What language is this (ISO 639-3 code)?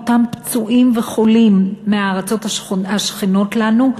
heb